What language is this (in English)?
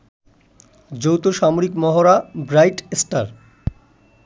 Bangla